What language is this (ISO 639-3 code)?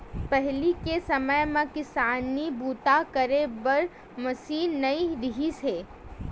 hne